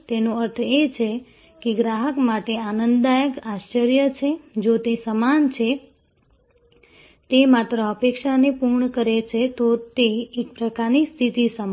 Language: Gujarati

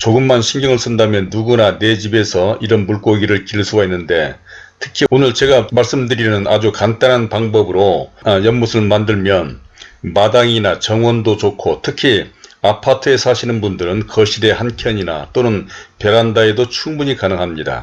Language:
Korean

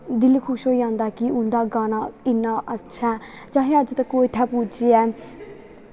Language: Dogri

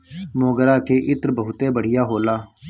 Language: Bhojpuri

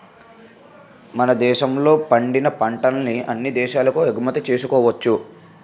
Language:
Telugu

